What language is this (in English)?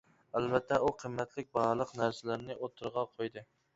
Uyghur